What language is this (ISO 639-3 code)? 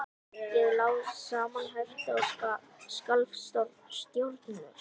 isl